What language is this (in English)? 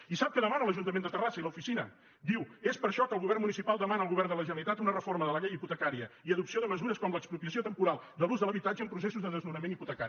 Catalan